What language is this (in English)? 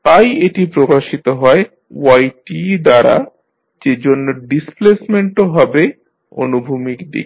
Bangla